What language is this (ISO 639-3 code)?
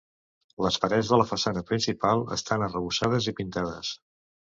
cat